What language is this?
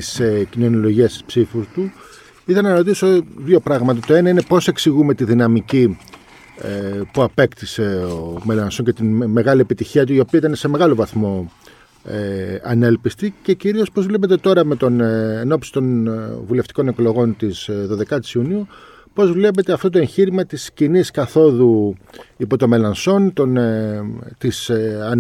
Greek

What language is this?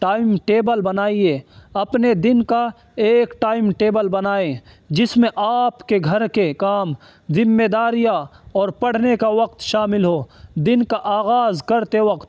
Urdu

